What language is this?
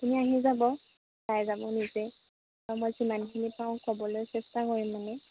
Assamese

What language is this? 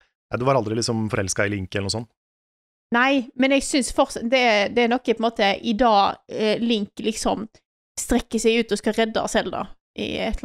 Norwegian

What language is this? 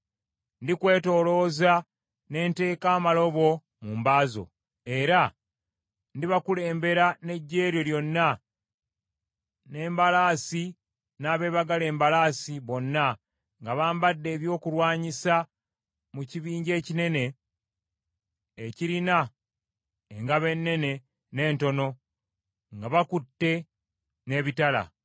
Ganda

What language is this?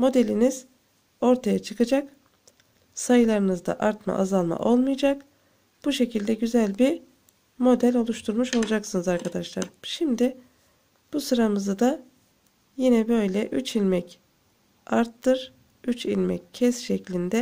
Turkish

